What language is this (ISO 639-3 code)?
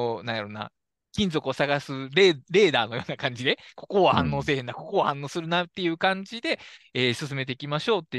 jpn